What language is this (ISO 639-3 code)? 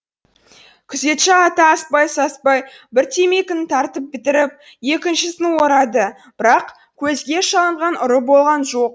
kaz